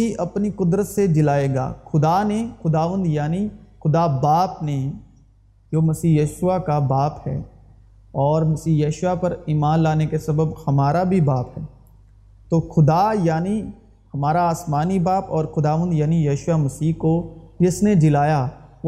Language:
Urdu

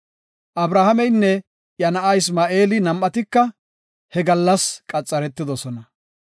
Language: Gofa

